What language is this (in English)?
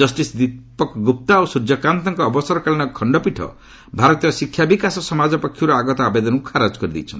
Odia